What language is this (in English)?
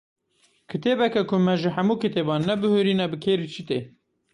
Kurdish